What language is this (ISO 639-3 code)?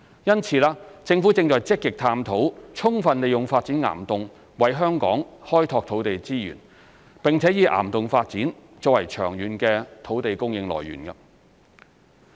yue